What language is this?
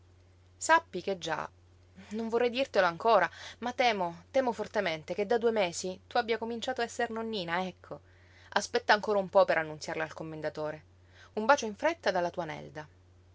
Italian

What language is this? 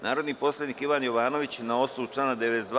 Serbian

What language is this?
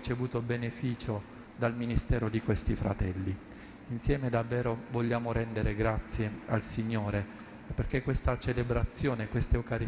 Italian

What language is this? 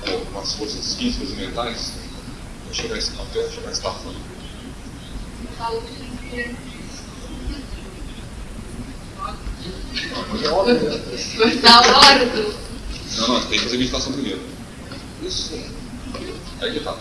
Portuguese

